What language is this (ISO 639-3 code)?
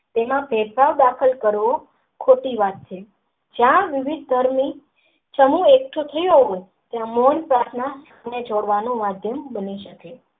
guj